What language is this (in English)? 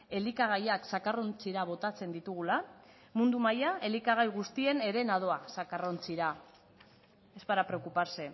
Basque